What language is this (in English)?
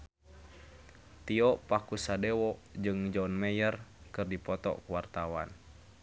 Sundanese